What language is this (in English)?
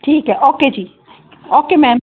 Punjabi